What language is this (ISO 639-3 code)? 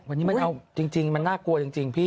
tha